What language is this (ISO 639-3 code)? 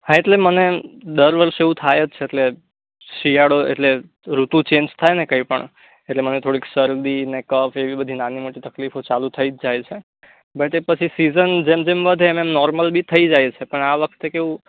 guj